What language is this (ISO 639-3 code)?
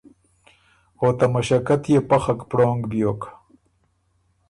oru